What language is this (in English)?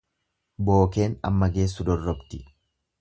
Oromo